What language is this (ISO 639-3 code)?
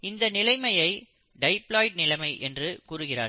tam